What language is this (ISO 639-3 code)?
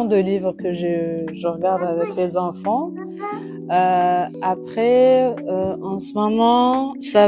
fra